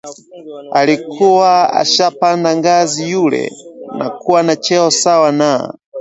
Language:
Swahili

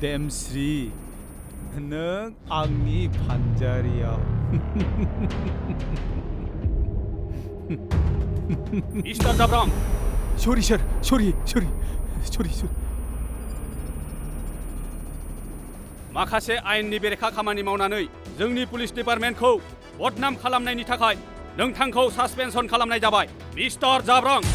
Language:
Korean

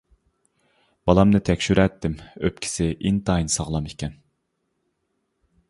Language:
Uyghur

